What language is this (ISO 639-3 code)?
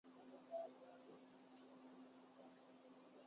urd